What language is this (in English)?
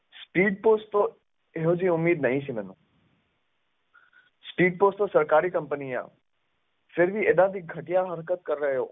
Punjabi